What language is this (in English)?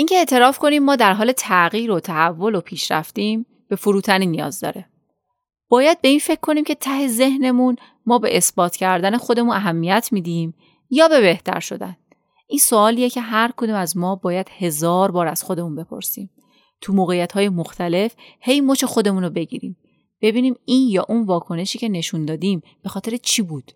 Persian